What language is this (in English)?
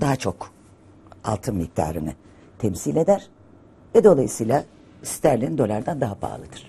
Turkish